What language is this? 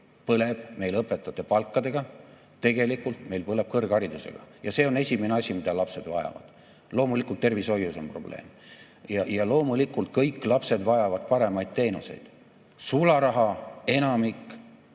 Estonian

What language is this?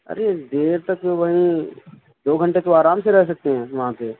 Urdu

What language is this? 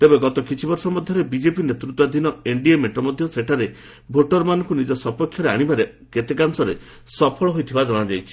Odia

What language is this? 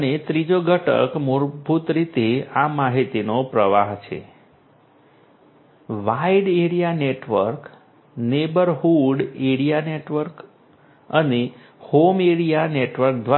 Gujarati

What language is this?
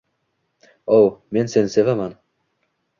Uzbek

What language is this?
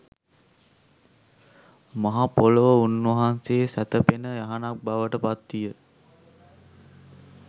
Sinhala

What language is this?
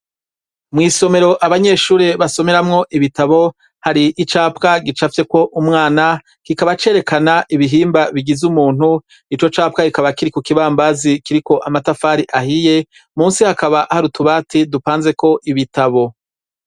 Rundi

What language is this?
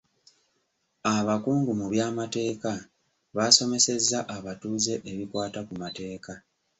Ganda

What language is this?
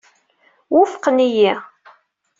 Kabyle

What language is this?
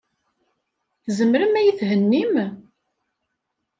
Kabyle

